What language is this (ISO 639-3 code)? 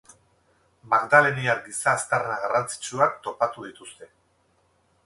eus